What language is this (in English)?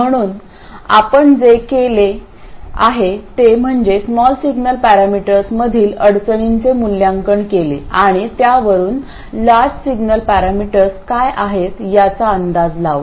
Marathi